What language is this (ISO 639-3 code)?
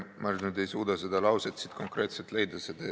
est